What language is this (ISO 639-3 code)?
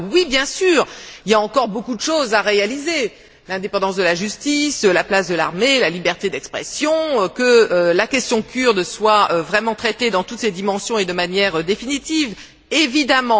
fra